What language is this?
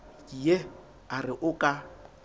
Southern Sotho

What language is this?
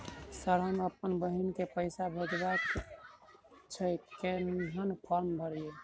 Maithili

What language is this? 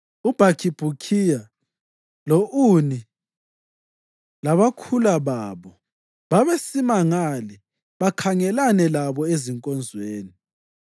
North Ndebele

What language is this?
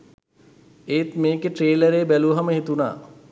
Sinhala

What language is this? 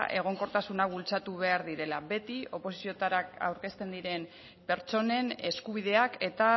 Basque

